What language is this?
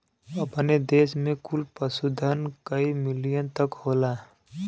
Bhojpuri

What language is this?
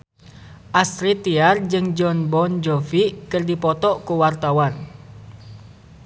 Sundanese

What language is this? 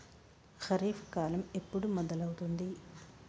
Telugu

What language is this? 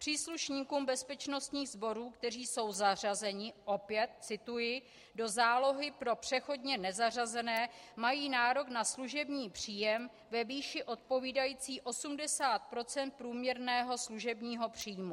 Czech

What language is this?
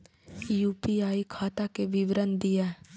Maithili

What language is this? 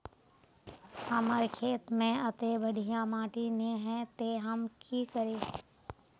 Magahi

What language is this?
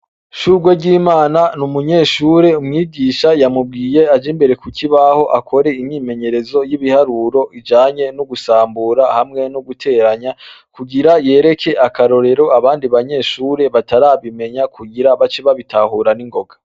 Rundi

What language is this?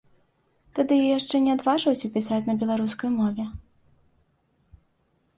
Belarusian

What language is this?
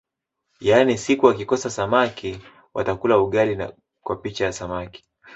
Swahili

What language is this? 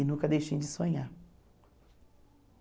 Portuguese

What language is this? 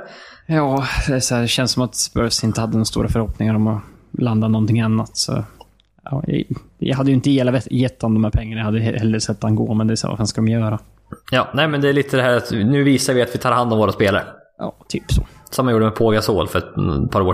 Swedish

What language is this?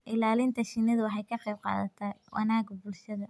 Somali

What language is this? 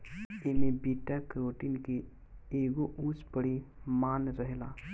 Bhojpuri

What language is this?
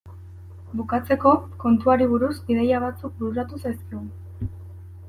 Basque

